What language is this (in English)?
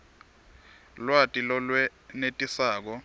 Swati